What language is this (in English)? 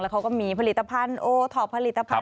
Thai